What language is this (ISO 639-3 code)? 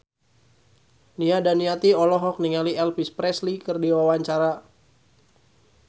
sun